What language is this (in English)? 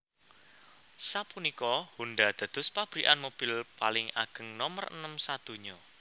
Javanese